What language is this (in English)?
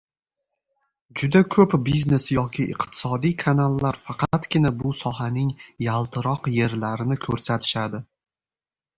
Uzbek